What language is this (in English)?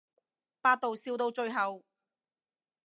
Cantonese